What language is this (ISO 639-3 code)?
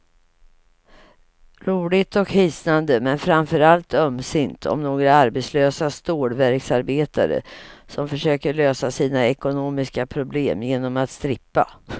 swe